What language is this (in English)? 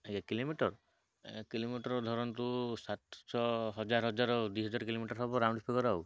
Odia